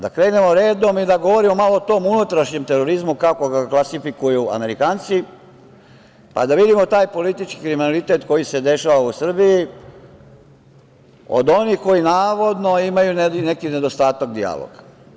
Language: Serbian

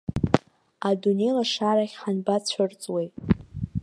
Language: Abkhazian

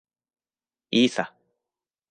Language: Japanese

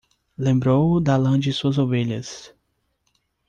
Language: Portuguese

